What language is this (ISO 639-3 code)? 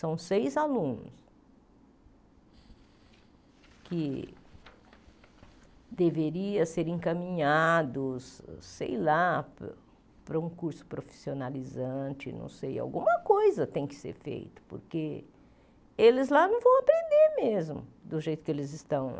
por